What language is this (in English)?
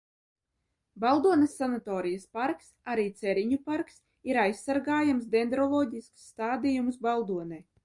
Latvian